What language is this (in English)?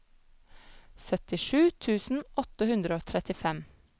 Norwegian